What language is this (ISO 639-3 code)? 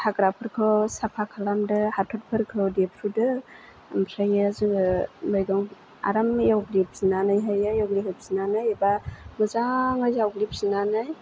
brx